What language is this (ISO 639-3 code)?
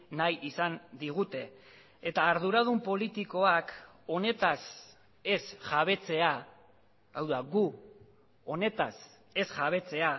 eus